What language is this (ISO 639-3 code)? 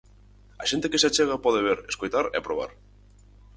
glg